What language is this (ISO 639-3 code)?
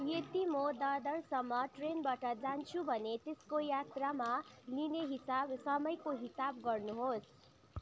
nep